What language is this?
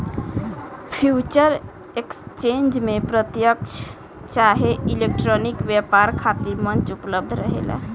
Bhojpuri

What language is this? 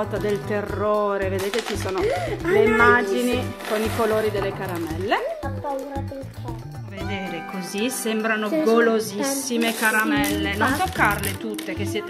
Italian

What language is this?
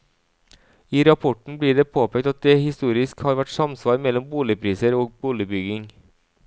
Norwegian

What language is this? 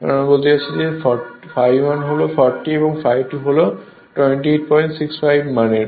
Bangla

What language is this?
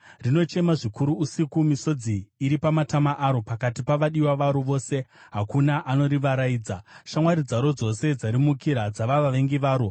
Shona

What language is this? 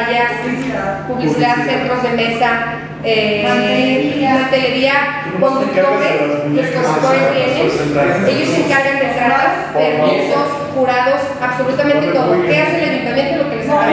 Spanish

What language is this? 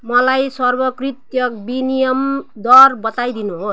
Nepali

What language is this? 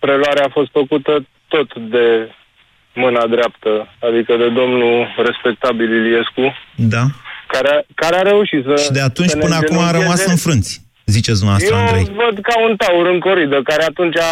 Romanian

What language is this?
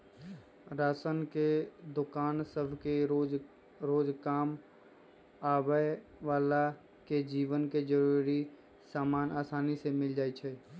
Magahi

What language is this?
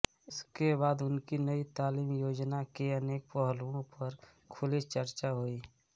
Hindi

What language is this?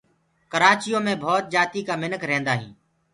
Gurgula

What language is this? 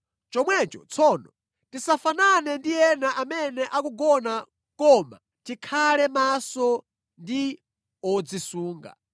Nyanja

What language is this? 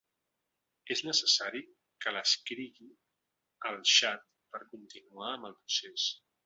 Catalan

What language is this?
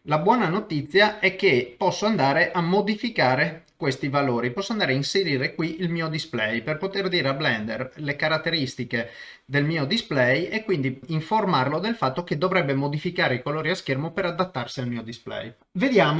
Italian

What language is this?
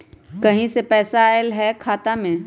Magahi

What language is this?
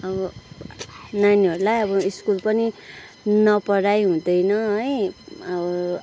Nepali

